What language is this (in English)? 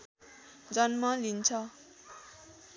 Nepali